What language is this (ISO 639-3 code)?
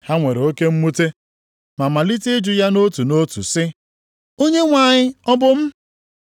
ibo